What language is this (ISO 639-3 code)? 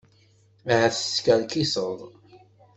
kab